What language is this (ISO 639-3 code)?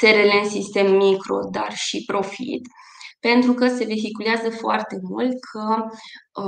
ron